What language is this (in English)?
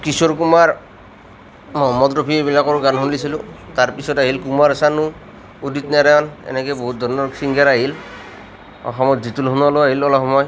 Assamese